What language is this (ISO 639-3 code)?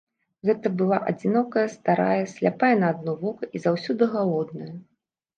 bel